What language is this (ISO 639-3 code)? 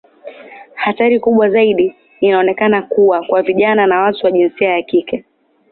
swa